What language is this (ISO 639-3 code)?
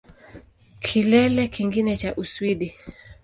swa